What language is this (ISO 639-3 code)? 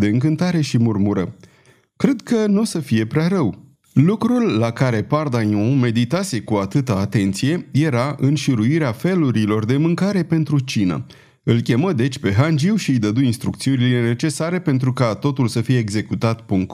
ron